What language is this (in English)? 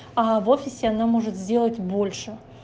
Russian